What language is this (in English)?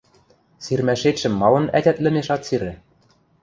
Western Mari